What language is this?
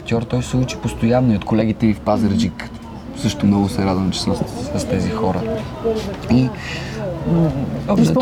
Bulgarian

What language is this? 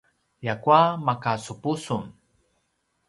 Paiwan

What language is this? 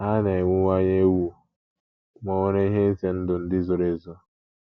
Igbo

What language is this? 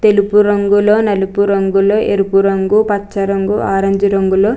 Telugu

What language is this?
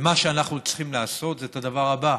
Hebrew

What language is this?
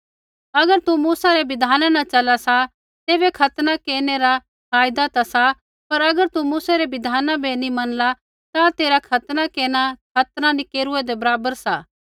Kullu Pahari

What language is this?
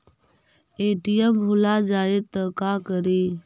Magahi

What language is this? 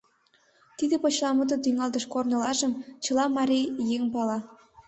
Mari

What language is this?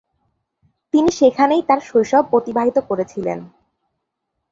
Bangla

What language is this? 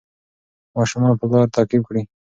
Pashto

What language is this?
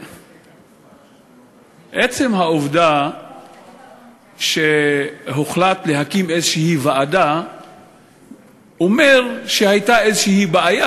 Hebrew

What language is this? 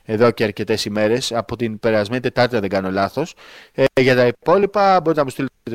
Greek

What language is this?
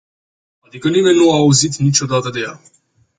Romanian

